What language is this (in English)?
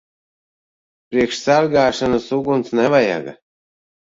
Latvian